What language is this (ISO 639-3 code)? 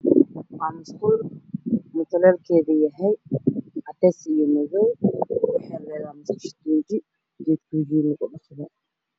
som